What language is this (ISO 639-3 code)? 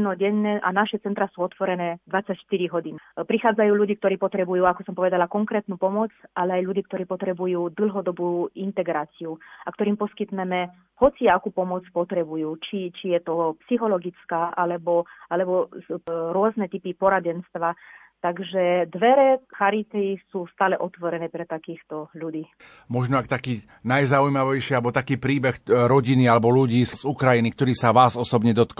slk